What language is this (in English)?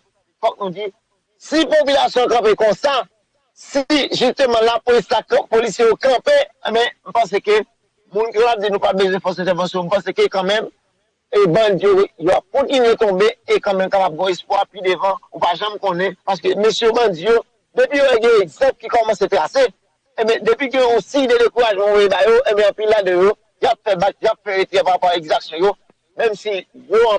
French